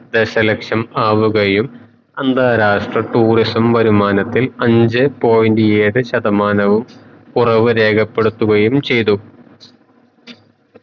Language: Malayalam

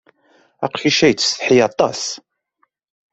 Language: Kabyle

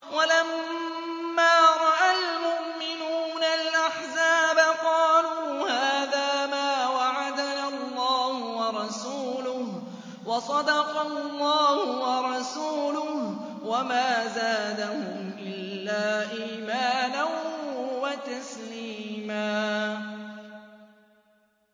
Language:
Arabic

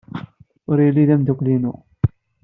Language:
Kabyle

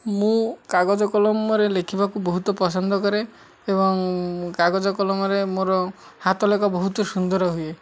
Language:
Odia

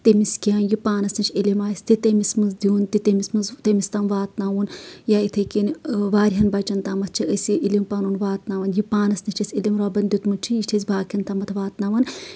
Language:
Kashmiri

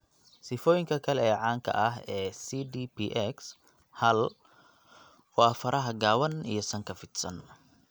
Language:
Somali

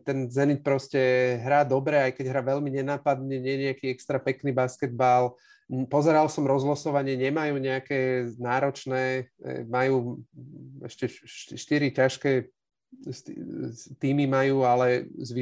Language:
Slovak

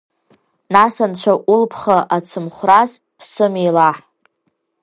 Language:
Abkhazian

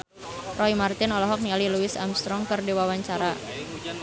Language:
Sundanese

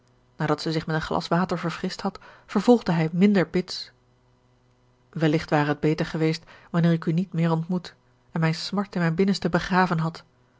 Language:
Dutch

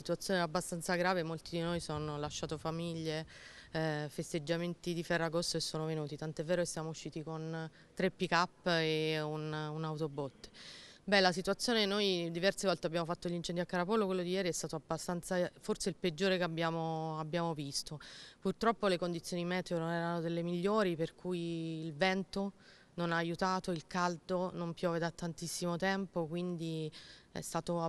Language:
Italian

